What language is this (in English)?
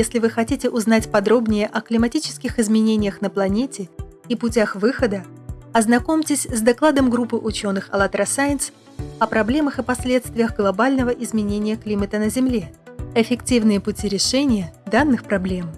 Russian